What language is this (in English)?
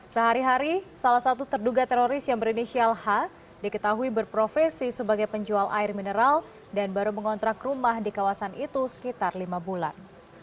Indonesian